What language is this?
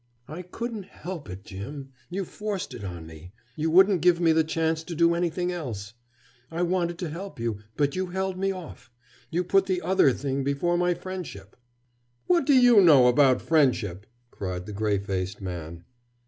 English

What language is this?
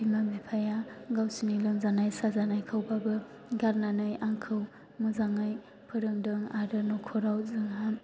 Bodo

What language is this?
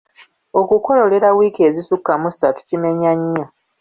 Ganda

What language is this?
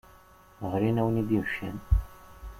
Kabyle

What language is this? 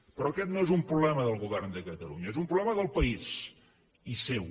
Catalan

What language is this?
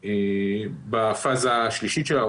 Hebrew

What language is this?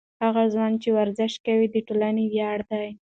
Pashto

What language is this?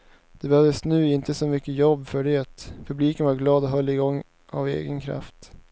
Swedish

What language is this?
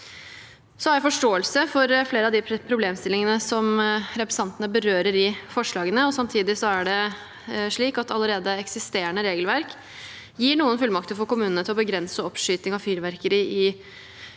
Norwegian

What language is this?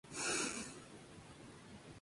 Spanish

